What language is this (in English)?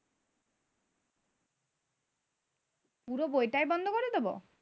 Bangla